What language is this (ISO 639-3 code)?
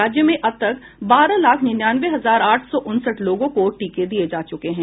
hin